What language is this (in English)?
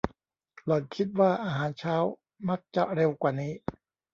Thai